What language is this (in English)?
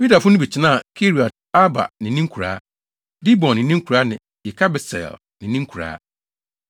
Akan